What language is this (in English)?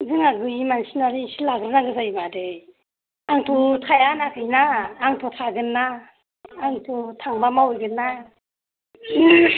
Bodo